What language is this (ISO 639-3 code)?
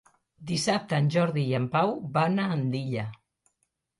cat